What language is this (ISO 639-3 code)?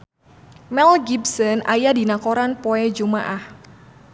sun